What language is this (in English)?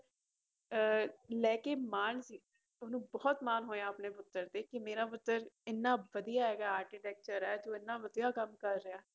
Punjabi